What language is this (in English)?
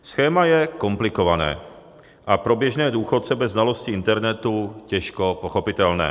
Czech